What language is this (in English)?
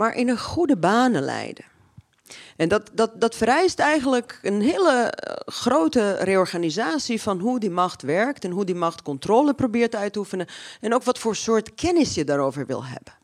Dutch